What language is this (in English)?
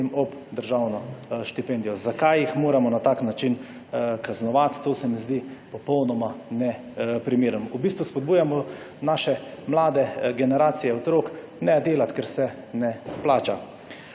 Slovenian